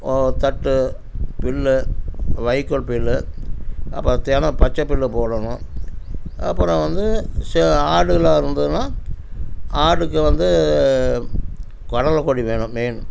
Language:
Tamil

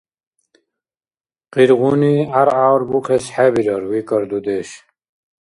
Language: Dargwa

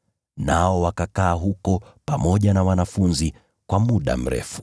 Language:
Swahili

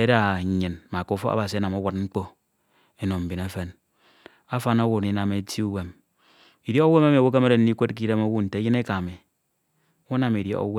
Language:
Ito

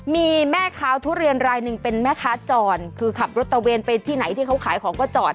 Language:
Thai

